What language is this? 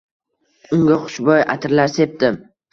Uzbek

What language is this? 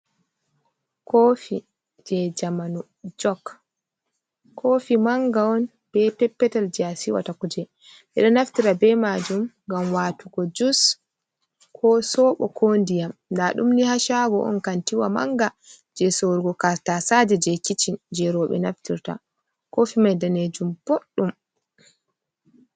Fula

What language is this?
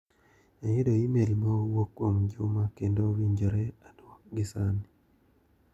Luo (Kenya and Tanzania)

